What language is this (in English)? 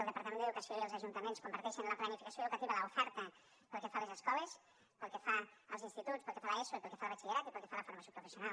Catalan